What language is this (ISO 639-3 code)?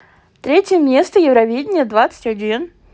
rus